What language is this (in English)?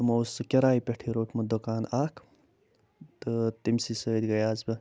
Kashmiri